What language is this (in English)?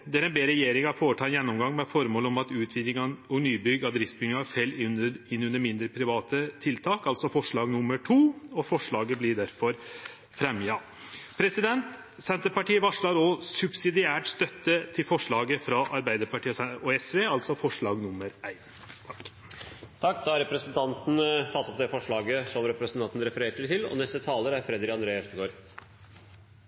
Norwegian